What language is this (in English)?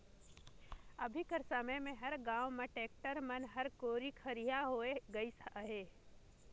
Chhattisgarhi